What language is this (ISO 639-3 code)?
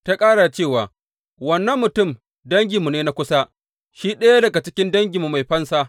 hau